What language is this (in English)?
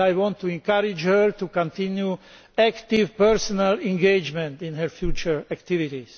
English